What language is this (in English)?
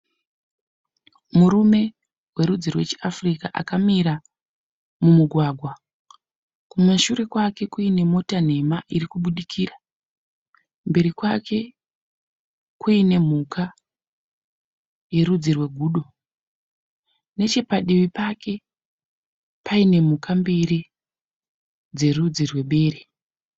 Shona